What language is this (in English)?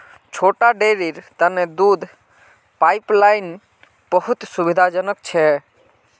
Magahi